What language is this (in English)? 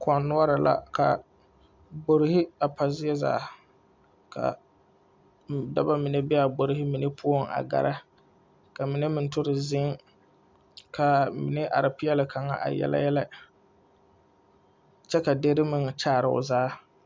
Southern Dagaare